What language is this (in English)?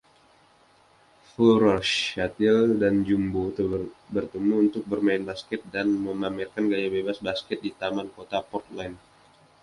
Indonesian